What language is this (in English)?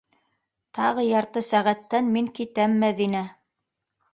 Bashkir